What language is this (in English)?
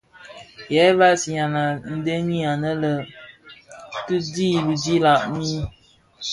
Bafia